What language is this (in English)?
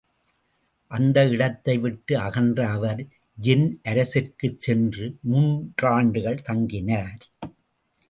Tamil